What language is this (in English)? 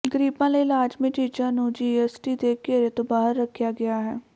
Punjabi